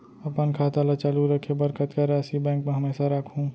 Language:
Chhattisgarhi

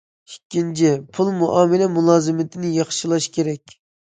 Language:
Uyghur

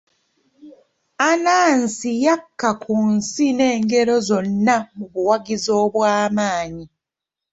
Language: Ganda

